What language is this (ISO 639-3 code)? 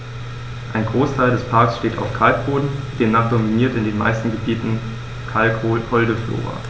deu